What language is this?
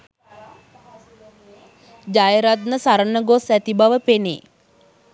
Sinhala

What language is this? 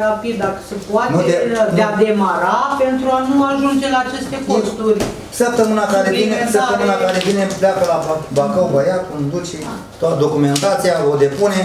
Romanian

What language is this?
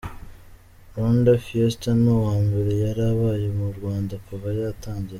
Kinyarwanda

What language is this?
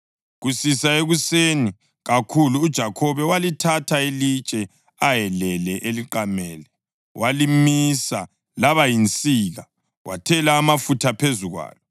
North Ndebele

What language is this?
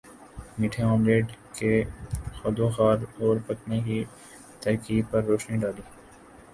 Urdu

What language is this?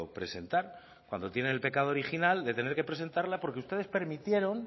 Spanish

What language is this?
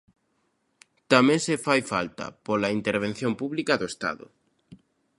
Galician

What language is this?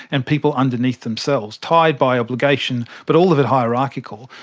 English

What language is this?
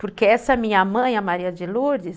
Portuguese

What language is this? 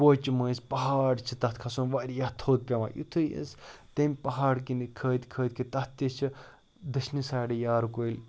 Kashmiri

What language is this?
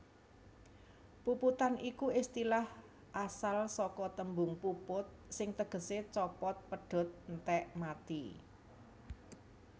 Javanese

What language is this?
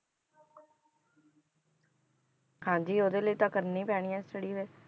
Punjabi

